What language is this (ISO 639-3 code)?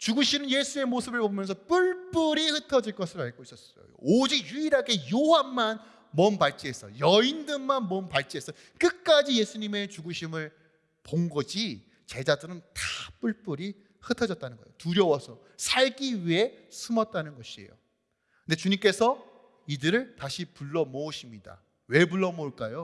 kor